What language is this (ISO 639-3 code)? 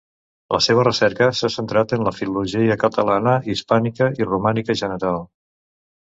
cat